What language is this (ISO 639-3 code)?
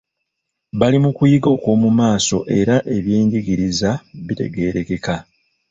lug